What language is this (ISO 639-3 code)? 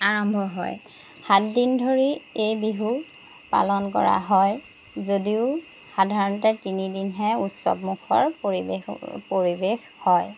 asm